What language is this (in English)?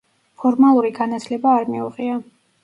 Georgian